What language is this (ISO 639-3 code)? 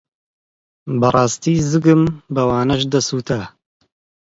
ckb